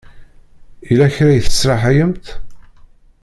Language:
Kabyle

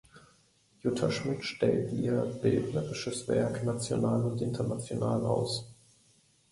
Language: German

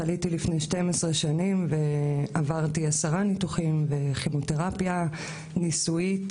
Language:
Hebrew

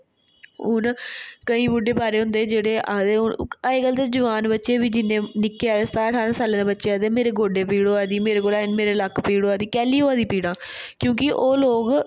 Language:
Dogri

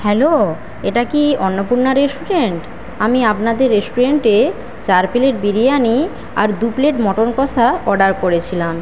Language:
Bangla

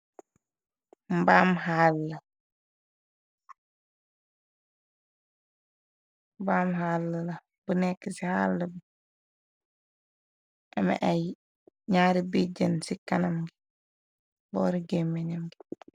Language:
Wolof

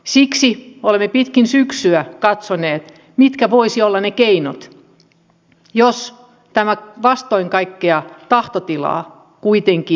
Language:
Finnish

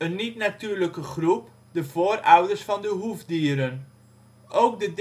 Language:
Dutch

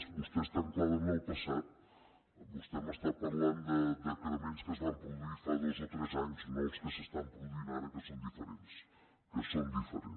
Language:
Catalan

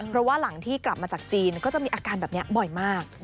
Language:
Thai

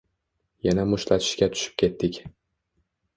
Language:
Uzbek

